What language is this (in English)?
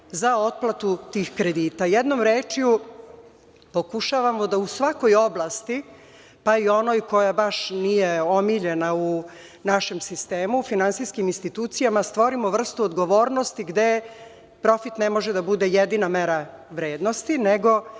Serbian